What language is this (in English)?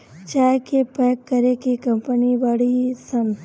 Bhojpuri